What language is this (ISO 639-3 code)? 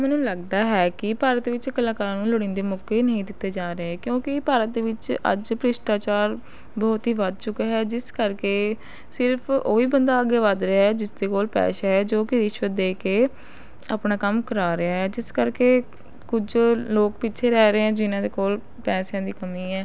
pan